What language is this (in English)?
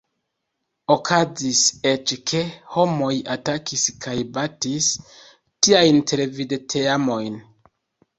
Esperanto